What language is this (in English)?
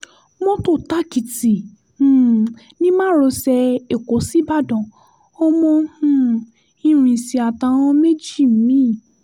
Yoruba